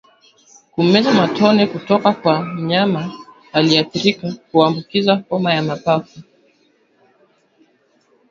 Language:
Swahili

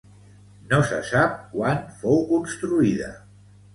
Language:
Catalan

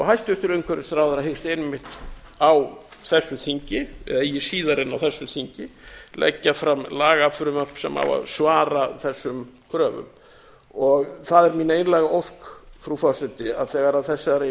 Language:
Icelandic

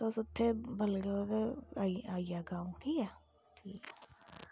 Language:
Dogri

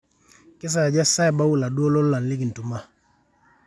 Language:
Masai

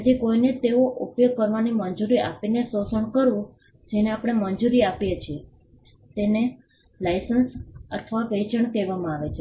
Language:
Gujarati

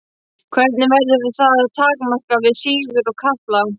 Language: Icelandic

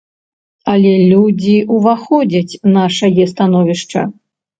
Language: Belarusian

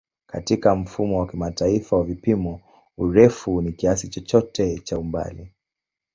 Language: Swahili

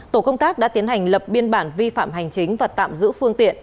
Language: Vietnamese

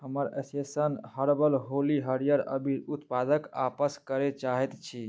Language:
Maithili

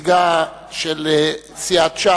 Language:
Hebrew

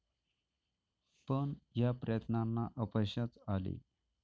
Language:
Marathi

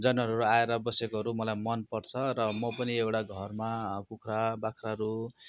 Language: Nepali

